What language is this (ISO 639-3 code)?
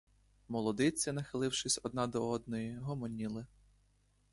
ukr